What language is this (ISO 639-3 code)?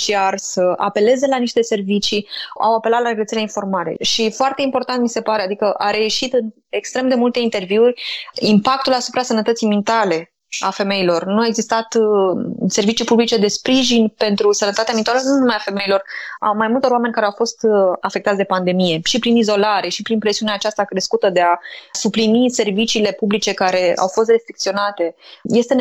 ron